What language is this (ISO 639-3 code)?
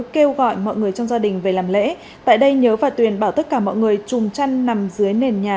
vie